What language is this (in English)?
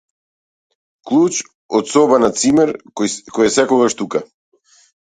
Macedonian